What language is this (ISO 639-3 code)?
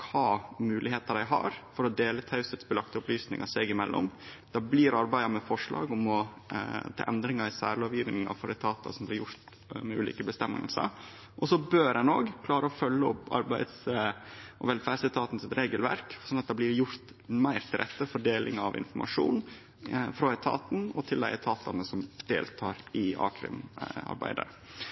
nno